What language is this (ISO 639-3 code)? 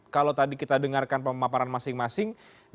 ind